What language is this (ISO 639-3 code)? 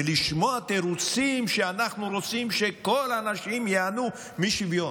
heb